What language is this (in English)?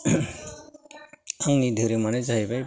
Bodo